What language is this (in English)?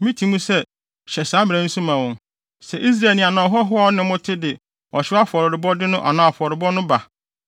Akan